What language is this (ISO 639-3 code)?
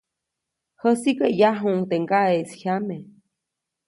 zoc